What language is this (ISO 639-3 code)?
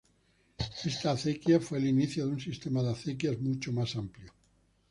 spa